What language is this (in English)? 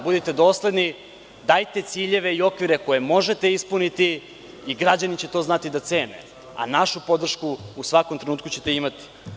Serbian